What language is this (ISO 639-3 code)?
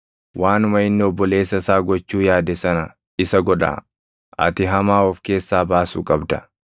orm